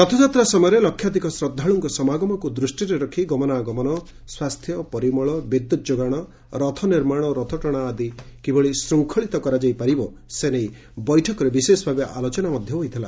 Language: Odia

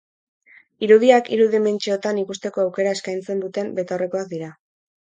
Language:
Basque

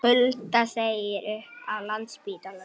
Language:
Icelandic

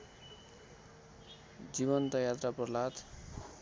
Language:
Nepali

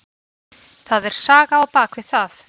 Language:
Icelandic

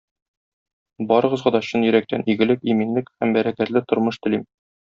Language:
Tatar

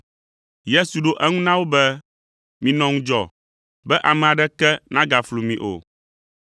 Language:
Ewe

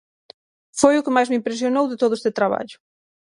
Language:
Galician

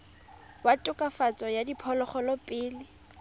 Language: Tswana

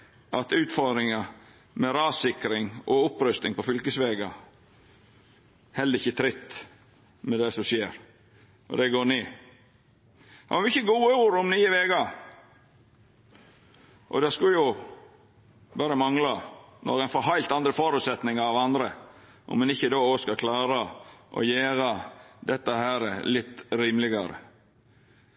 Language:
Norwegian Nynorsk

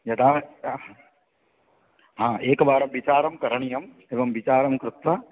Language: Sanskrit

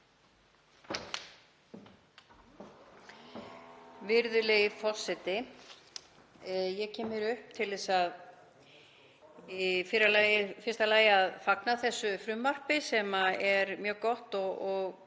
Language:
Icelandic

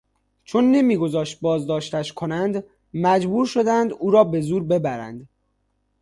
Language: Persian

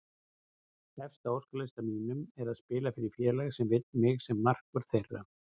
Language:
Icelandic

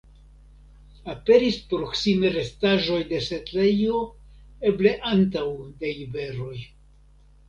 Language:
Esperanto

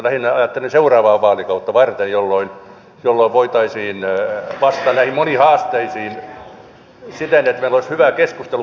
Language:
Finnish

